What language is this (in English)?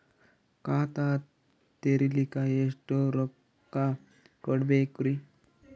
Kannada